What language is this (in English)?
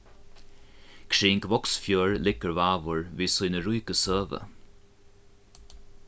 Faroese